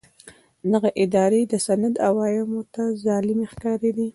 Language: Pashto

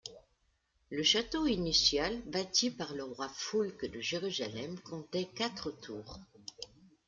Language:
French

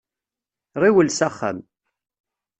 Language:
Kabyle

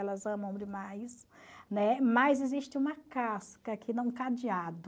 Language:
Portuguese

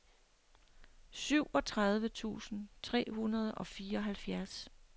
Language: Danish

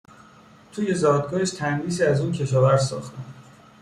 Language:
Persian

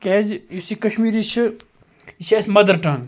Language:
Kashmiri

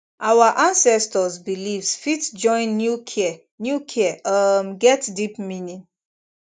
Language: Nigerian Pidgin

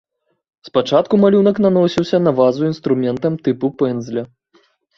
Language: Belarusian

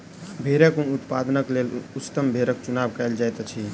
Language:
Maithili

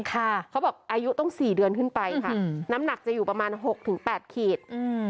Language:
Thai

